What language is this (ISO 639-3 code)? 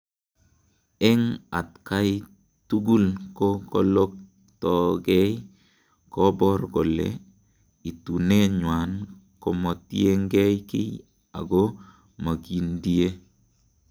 kln